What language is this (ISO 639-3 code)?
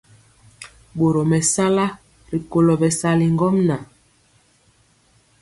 mcx